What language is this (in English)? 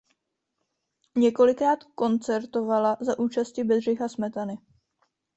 Czech